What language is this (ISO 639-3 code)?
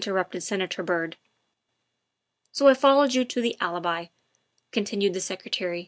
eng